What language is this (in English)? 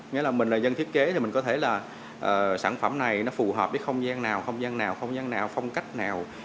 Vietnamese